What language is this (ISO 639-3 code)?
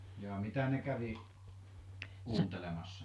fin